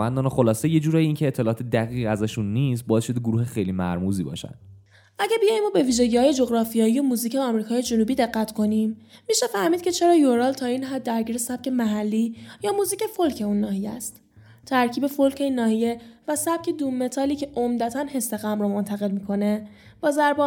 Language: Persian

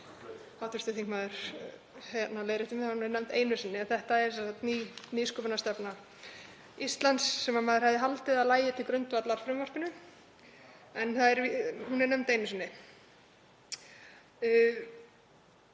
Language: Icelandic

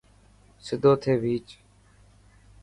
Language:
Dhatki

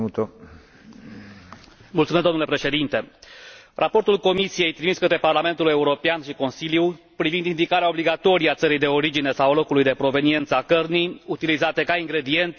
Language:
Romanian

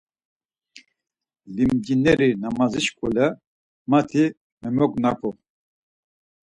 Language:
Laz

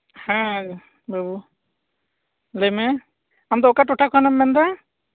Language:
Santali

